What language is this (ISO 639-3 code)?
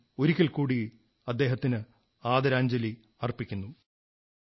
mal